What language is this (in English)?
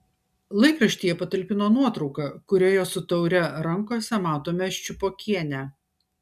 Lithuanian